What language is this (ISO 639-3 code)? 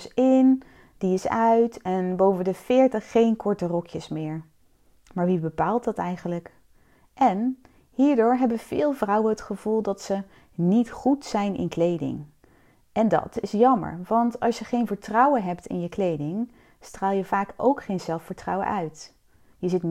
nld